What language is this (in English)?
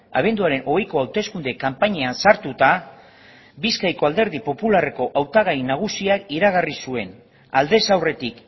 Basque